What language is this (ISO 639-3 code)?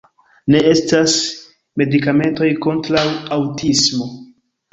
epo